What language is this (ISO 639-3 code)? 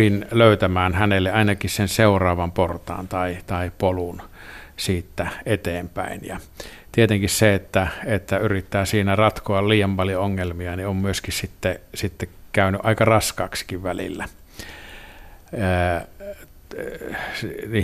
fin